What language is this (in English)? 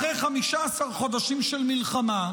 Hebrew